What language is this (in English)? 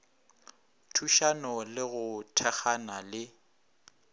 Northern Sotho